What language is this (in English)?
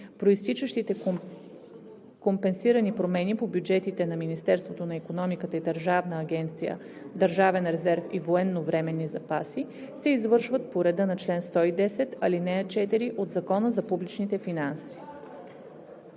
Bulgarian